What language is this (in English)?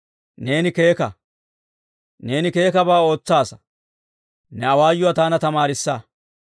Dawro